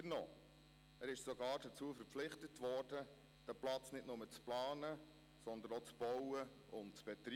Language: Swiss German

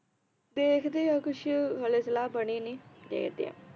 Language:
Punjabi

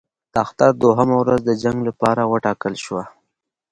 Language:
Pashto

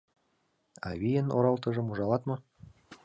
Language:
Mari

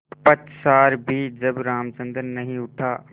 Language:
Hindi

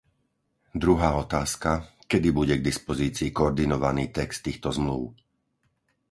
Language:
Slovak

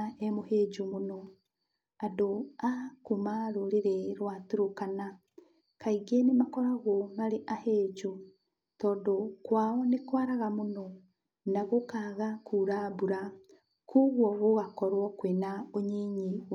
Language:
Kikuyu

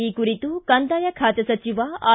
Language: Kannada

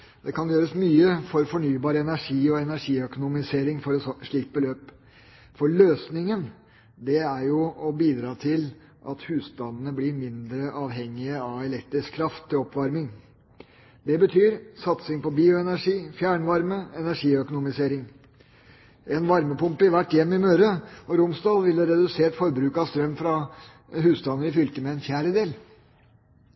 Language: Norwegian Bokmål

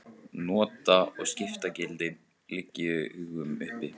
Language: Icelandic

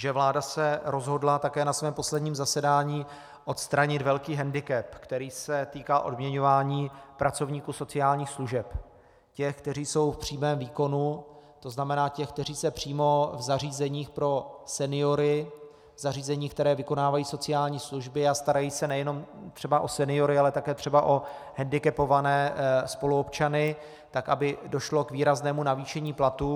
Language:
Czech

